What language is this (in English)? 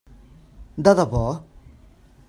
Catalan